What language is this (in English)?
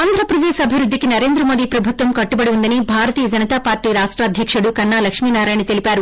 Telugu